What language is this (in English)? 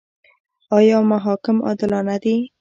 Pashto